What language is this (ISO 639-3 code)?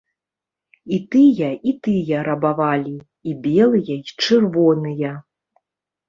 bel